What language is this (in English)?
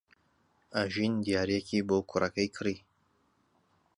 Central Kurdish